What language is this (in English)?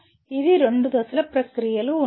Telugu